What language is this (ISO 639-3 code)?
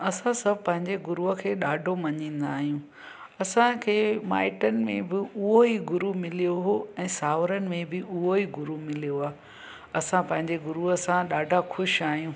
snd